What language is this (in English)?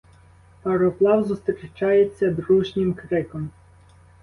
Ukrainian